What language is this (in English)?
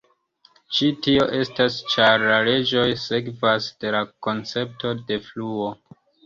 Esperanto